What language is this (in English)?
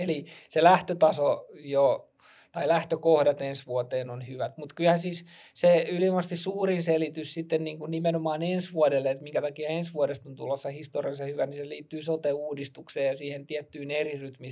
Finnish